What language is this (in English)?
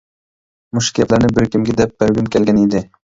Uyghur